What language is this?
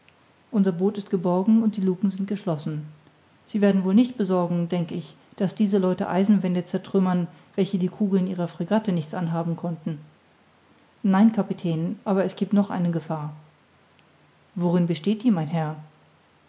German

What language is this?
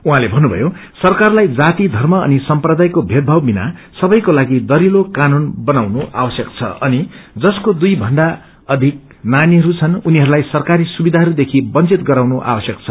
Nepali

